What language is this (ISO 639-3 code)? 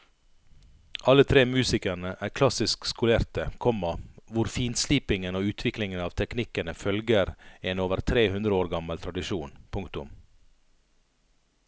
nor